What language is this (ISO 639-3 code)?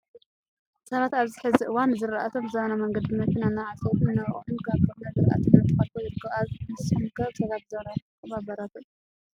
tir